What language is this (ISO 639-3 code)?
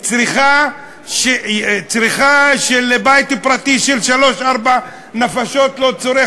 heb